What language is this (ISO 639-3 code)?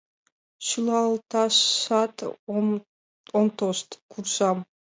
chm